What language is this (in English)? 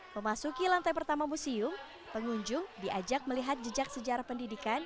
Indonesian